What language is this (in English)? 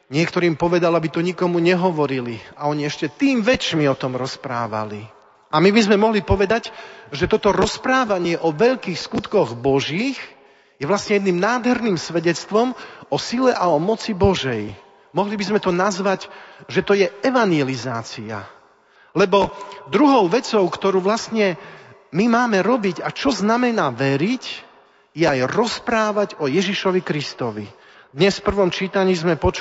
Slovak